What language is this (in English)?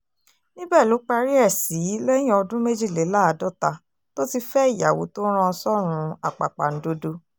Yoruba